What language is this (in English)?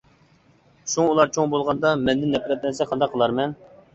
Uyghur